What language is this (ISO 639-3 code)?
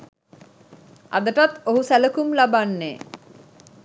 sin